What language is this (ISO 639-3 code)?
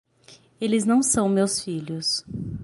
por